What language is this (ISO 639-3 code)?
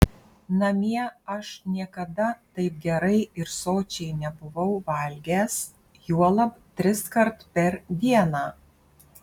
lit